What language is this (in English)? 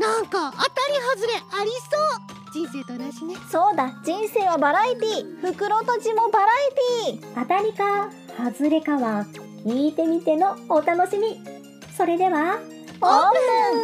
Japanese